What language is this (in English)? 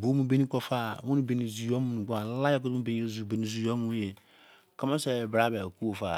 Izon